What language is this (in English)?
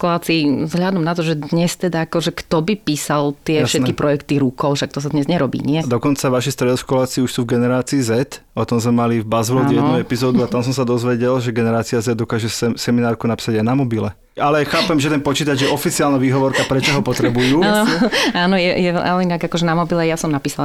Slovak